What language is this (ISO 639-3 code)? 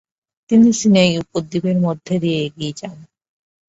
ben